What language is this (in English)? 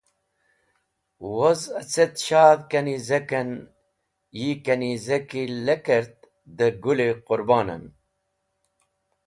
Wakhi